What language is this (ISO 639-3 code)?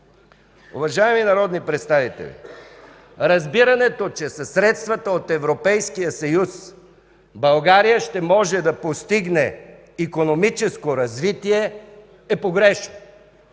bul